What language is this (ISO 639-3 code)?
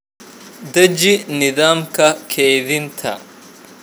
som